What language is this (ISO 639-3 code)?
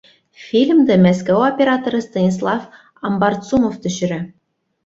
bak